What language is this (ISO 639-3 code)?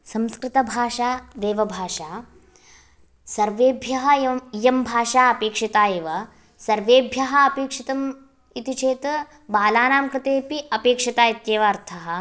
san